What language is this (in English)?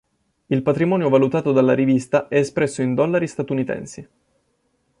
Italian